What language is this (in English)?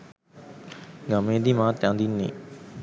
Sinhala